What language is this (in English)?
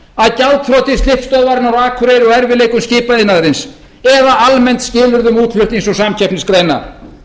Icelandic